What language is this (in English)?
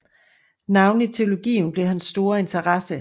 Danish